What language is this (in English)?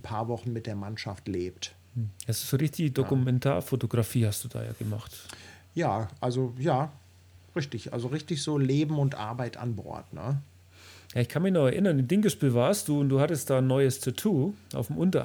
German